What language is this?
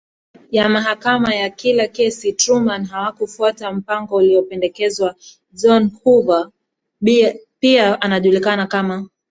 Swahili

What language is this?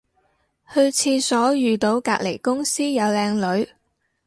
Cantonese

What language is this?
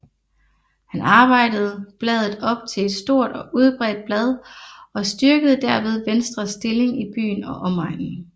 Danish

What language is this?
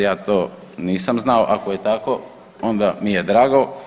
Croatian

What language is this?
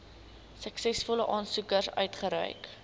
Afrikaans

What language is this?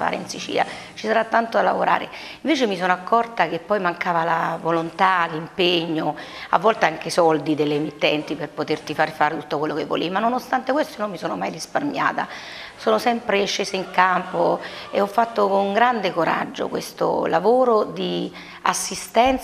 Italian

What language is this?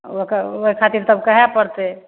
Maithili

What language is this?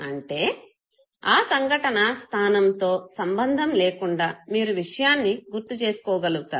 Telugu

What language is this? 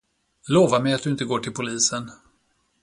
Swedish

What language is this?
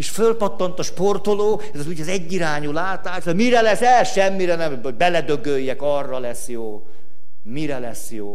Hungarian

